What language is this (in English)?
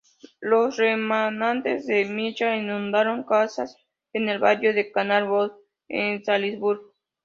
Spanish